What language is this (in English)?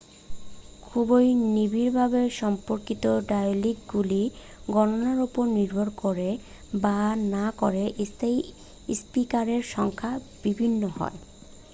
Bangla